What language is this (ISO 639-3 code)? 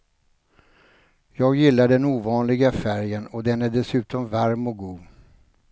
swe